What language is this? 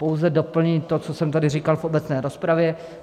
Czech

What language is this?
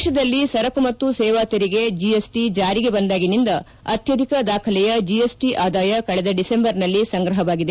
Kannada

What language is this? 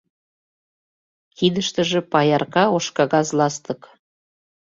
Mari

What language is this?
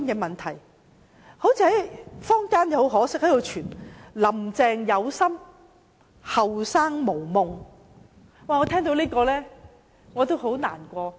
Cantonese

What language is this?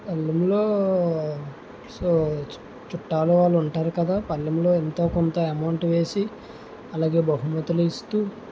Telugu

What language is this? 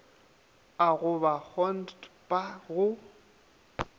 Northern Sotho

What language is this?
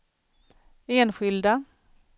Swedish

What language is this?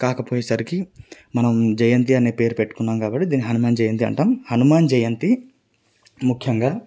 Telugu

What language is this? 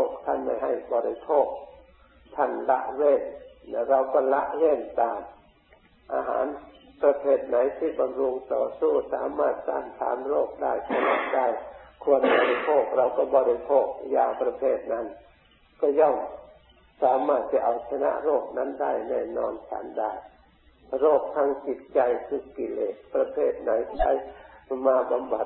Thai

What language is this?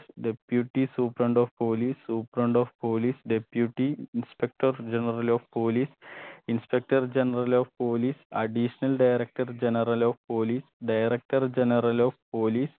Malayalam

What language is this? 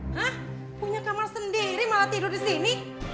Indonesian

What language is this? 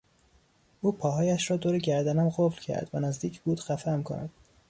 Persian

